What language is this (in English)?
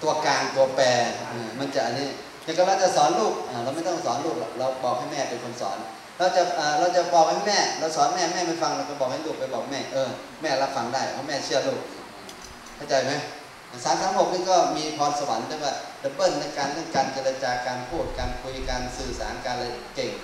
Thai